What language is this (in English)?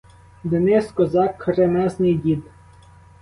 Ukrainian